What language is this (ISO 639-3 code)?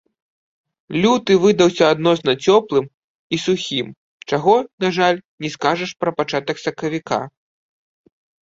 bel